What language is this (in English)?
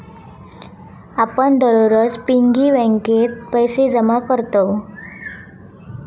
Marathi